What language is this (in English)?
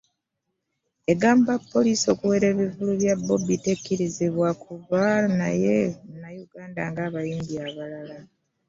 Ganda